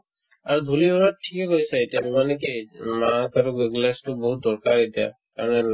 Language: Assamese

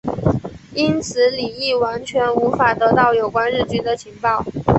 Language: Chinese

